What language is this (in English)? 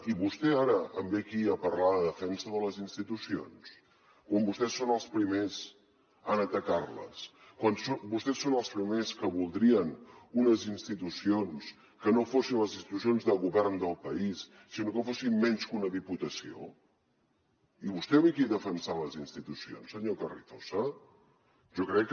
Catalan